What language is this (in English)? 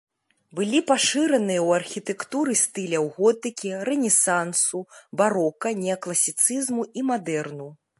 Belarusian